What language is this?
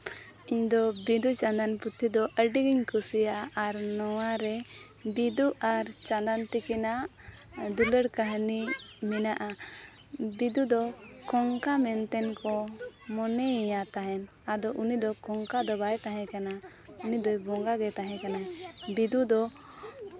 Santali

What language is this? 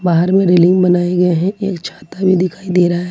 Hindi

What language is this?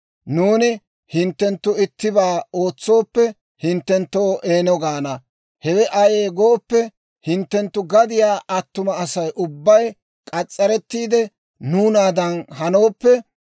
Dawro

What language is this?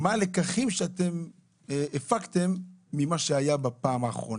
Hebrew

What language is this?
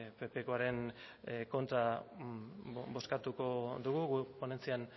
Basque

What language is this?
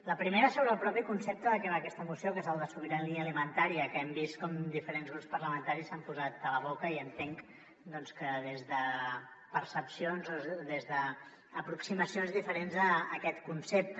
Catalan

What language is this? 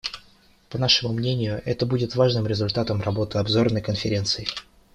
Russian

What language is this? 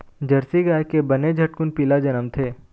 Chhattisgarhi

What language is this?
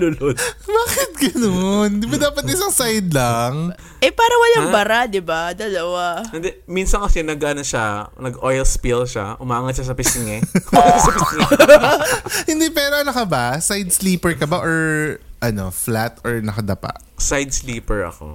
Filipino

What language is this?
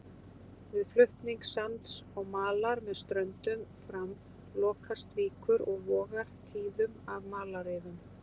Icelandic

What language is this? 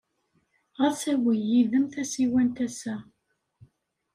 Kabyle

